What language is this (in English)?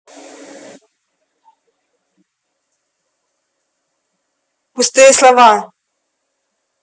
Russian